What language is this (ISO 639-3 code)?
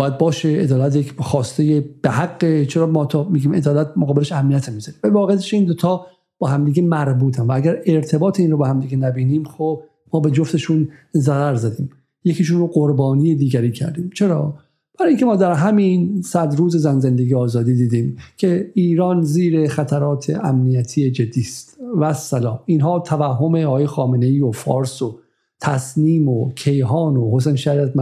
fas